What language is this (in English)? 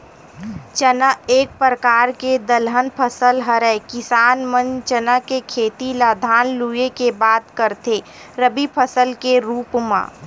Chhattisgarhi